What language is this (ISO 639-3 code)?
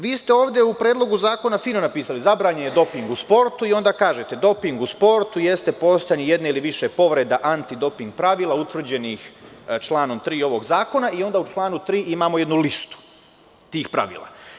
srp